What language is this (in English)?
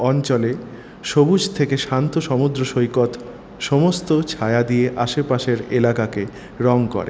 Bangla